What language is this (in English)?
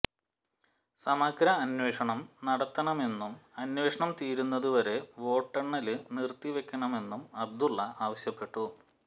Malayalam